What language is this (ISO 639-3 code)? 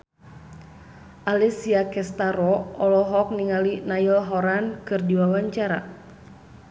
sun